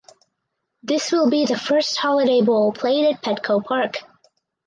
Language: English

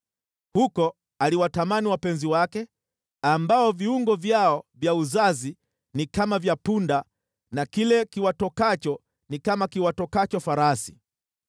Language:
Swahili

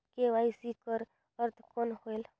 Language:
Chhattisgarhi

